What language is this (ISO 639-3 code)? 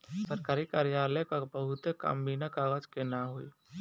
bho